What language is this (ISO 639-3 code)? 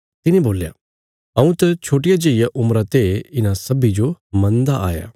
kfs